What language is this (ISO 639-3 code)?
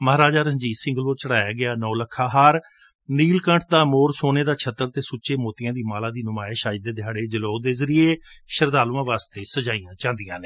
pan